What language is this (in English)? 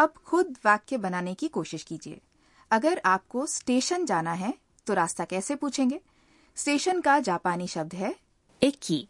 Hindi